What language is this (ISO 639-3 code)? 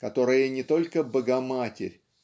rus